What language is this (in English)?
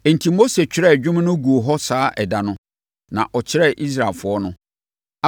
Akan